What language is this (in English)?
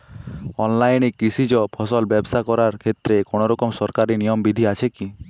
Bangla